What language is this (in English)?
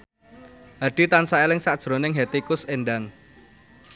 Javanese